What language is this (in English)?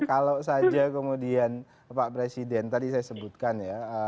Indonesian